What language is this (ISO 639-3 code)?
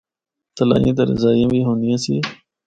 hno